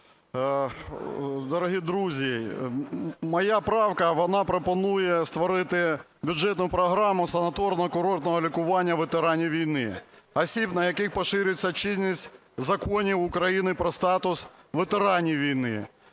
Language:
Ukrainian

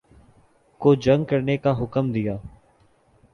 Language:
Urdu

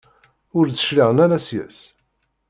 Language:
Kabyle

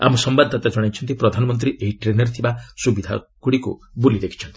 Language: Odia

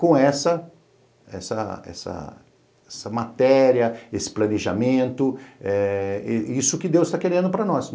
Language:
Portuguese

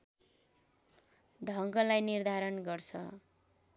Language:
Nepali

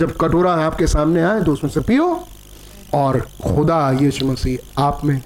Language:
Hindi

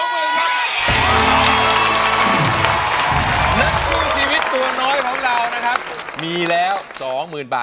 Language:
Thai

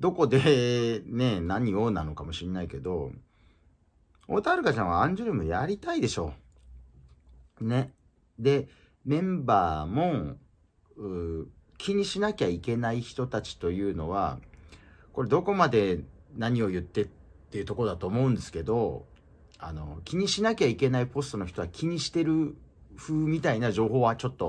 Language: Japanese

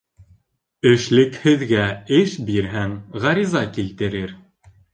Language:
Bashkir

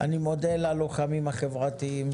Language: Hebrew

